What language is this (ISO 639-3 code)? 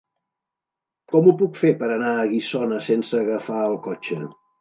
cat